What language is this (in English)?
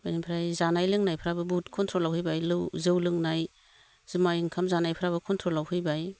Bodo